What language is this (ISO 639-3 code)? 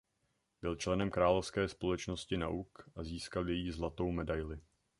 ces